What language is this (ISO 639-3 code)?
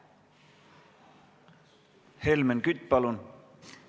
est